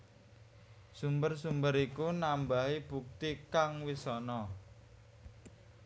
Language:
Javanese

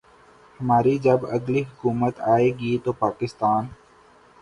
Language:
Urdu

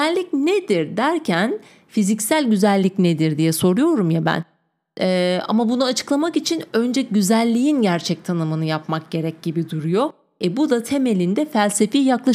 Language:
Turkish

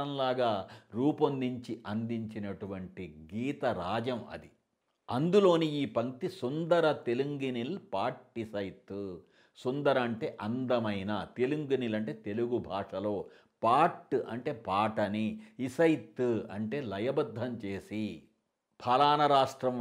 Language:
Telugu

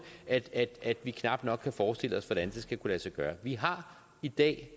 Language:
Danish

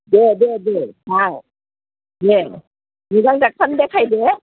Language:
Bodo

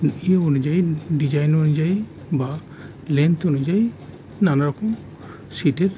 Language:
Bangla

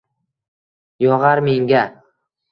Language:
Uzbek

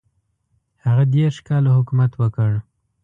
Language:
Pashto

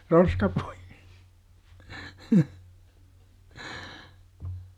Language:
Finnish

